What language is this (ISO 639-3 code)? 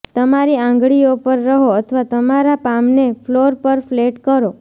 guj